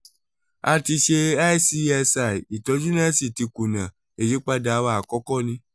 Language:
Yoruba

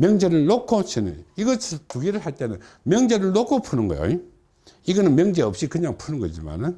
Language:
Korean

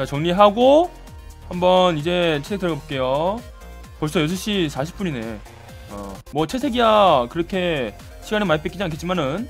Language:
Korean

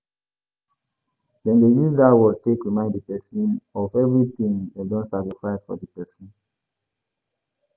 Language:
Nigerian Pidgin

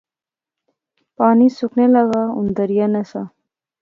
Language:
Pahari-Potwari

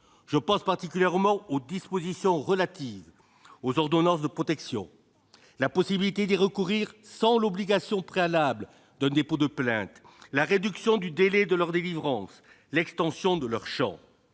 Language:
French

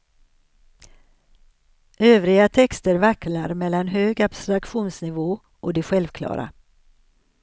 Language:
Swedish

